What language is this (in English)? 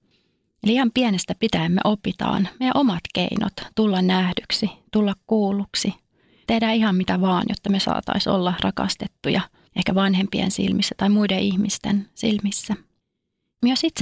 Finnish